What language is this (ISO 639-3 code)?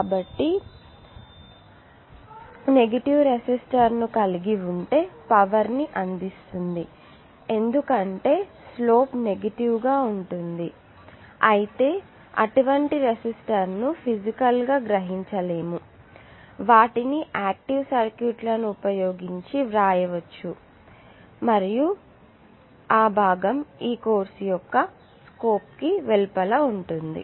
tel